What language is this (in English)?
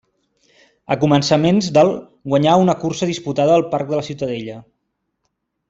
Catalan